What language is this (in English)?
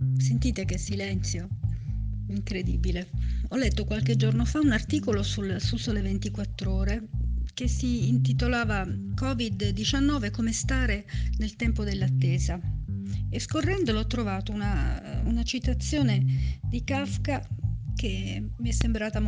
Italian